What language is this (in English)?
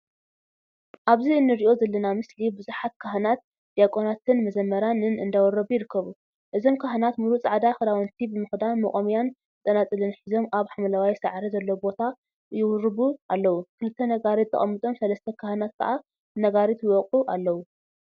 Tigrinya